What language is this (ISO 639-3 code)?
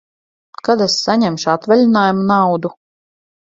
lav